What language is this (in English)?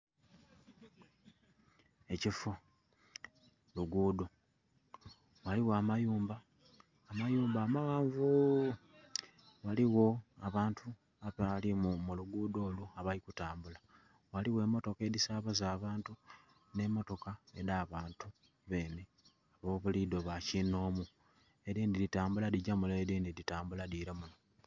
Soga